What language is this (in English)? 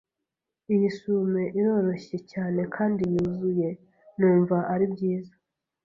Kinyarwanda